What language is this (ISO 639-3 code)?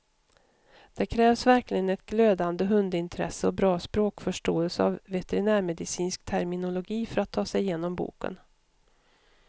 swe